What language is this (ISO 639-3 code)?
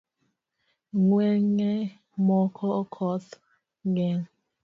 luo